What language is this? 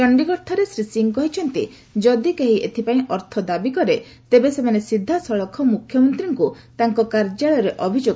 Odia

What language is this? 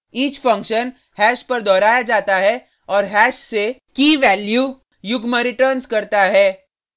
Hindi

